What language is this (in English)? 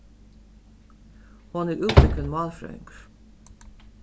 Faroese